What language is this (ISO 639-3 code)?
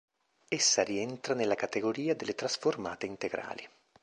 ita